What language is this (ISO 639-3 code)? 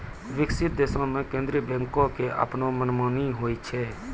mai